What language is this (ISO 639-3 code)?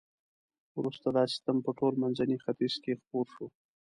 pus